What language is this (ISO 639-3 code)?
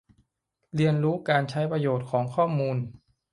tha